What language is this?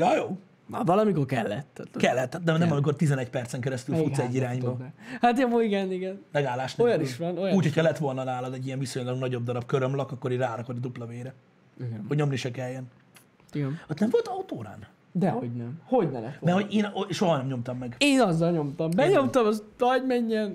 Hungarian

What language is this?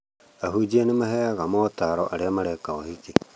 Kikuyu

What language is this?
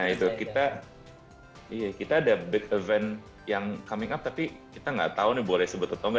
Indonesian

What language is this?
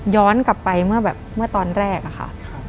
Thai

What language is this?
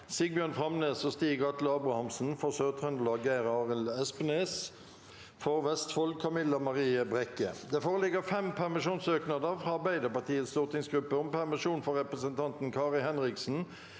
Norwegian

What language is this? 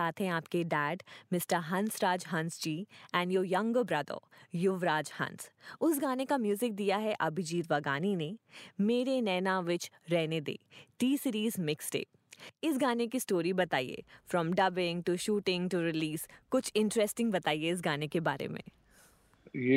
Hindi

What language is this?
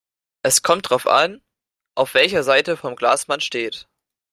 German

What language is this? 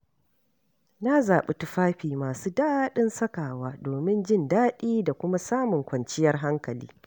Hausa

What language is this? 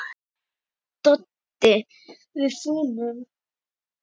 Icelandic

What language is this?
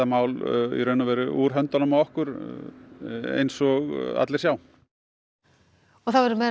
Icelandic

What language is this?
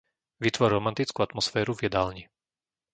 Slovak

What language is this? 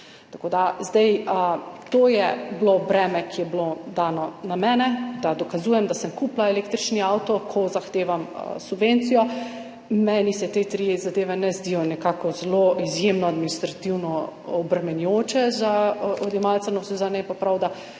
Slovenian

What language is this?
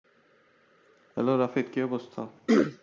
Bangla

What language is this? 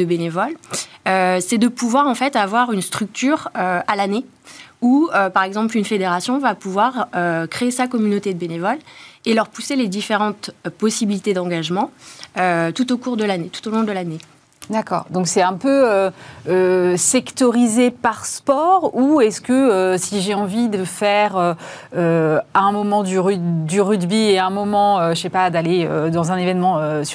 French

